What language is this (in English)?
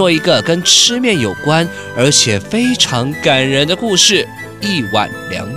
Chinese